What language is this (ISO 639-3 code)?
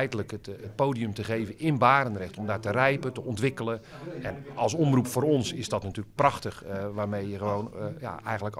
nld